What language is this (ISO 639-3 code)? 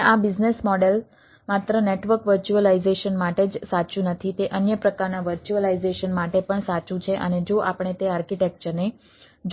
guj